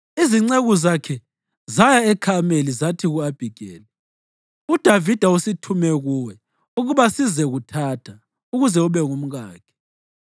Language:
North Ndebele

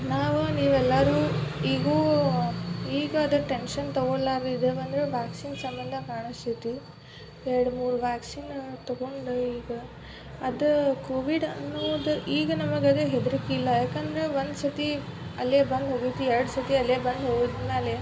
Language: Kannada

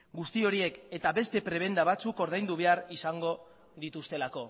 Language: Basque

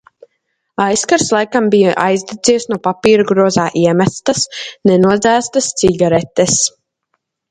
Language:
Latvian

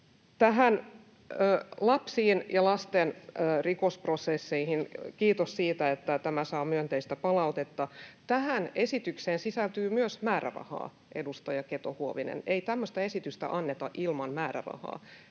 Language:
Finnish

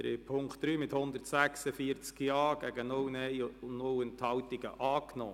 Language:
Swiss German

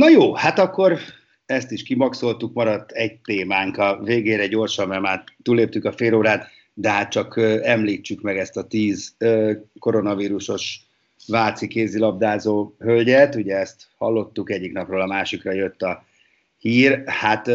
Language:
Hungarian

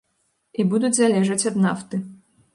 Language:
Belarusian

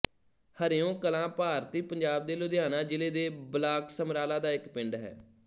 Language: Punjabi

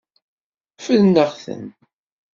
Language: Kabyle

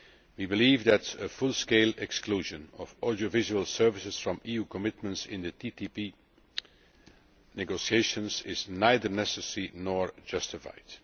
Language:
English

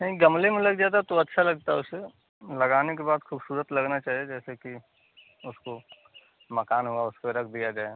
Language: Hindi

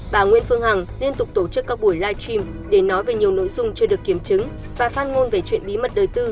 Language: Vietnamese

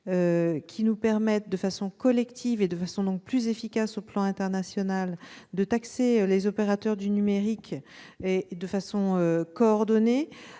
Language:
French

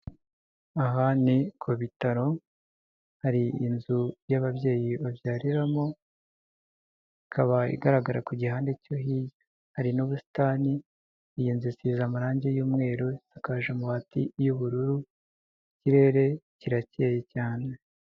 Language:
Kinyarwanda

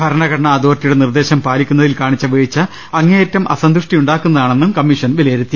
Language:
Malayalam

